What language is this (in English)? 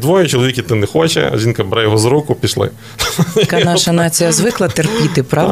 Ukrainian